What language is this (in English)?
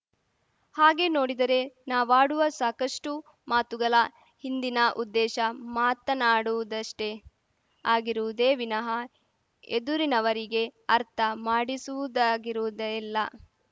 Kannada